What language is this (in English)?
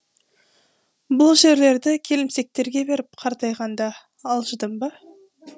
Kazakh